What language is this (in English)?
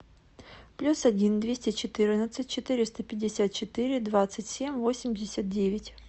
Russian